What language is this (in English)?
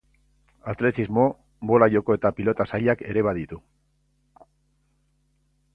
Basque